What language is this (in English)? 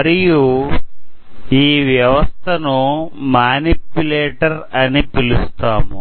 Telugu